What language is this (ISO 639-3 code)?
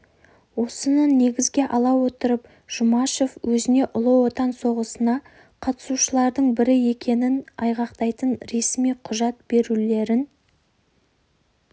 kaz